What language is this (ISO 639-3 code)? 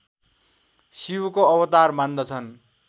nep